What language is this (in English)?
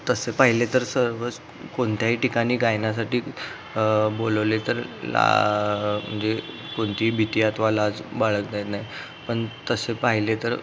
Marathi